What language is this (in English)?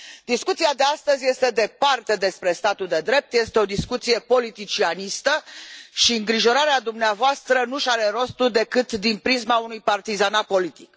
Romanian